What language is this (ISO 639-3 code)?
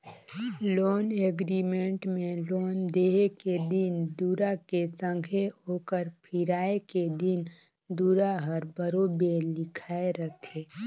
hne